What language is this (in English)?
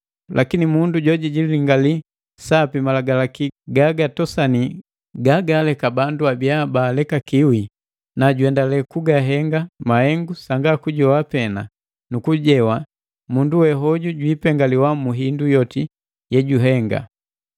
Matengo